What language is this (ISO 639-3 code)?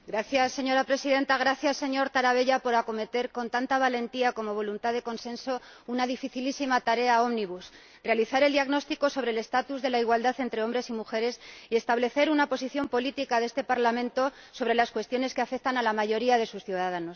spa